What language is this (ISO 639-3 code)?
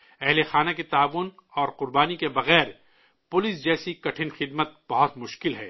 urd